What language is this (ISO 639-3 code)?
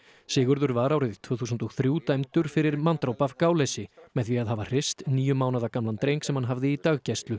isl